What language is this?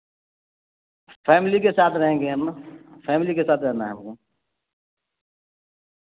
Urdu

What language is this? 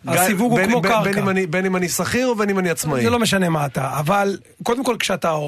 Hebrew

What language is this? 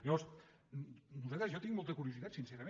Catalan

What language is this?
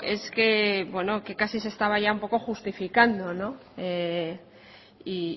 Spanish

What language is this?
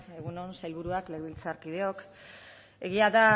Basque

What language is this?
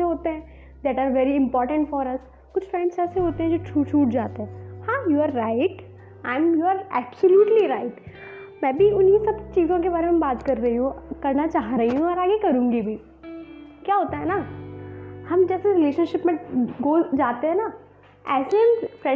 Hindi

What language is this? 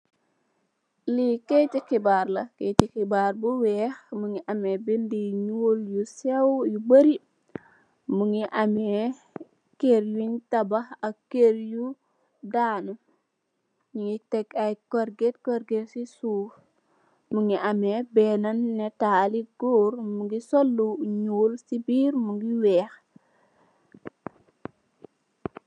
Wolof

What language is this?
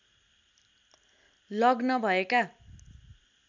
Nepali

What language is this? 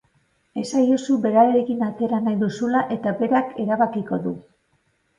Basque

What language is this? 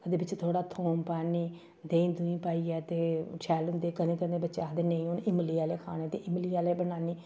Dogri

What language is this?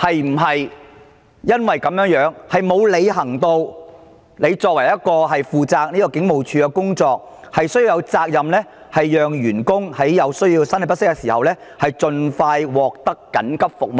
Cantonese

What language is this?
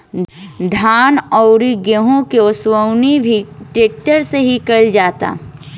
Bhojpuri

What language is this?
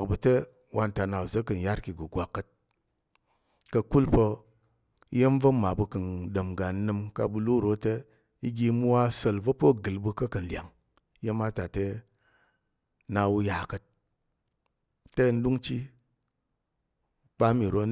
Tarok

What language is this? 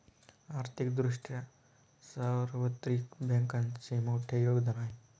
Marathi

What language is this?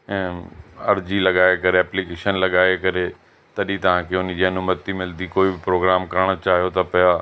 Sindhi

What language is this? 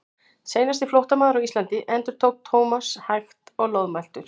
Icelandic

